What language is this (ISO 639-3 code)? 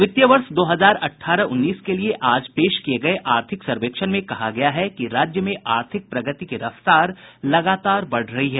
hin